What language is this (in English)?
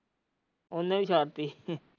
Punjabi